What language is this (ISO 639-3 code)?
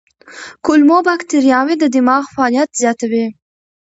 pus